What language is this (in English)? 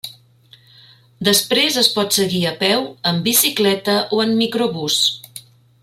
Catalan